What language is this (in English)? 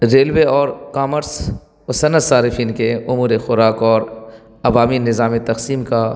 Urdu